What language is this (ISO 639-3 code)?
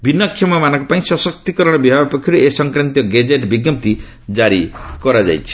ori